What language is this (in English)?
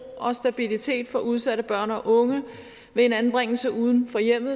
Danish